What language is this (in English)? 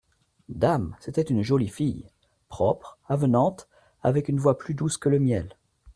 French